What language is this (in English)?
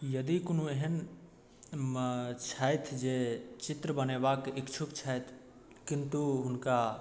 Maithili